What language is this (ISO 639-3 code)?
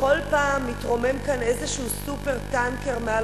heb